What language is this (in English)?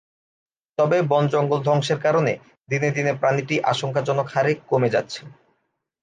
Bangla